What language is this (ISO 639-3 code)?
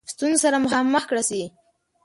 pus